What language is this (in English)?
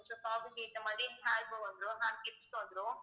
Tamil